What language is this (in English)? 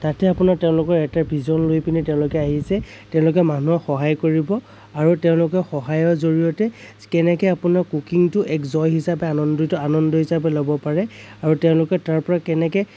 Assamese